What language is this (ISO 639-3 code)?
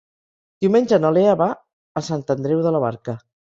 cat